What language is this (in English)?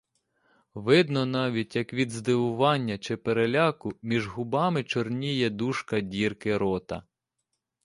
Ukrainian